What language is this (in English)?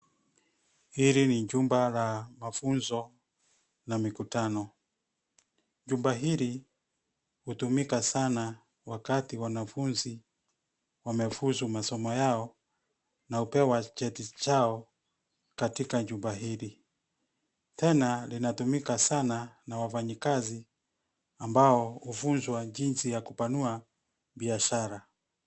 Swahili